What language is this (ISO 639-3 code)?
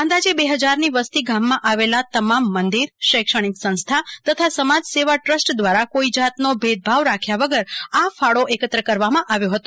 guj